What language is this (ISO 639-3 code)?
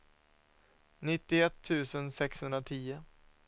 swe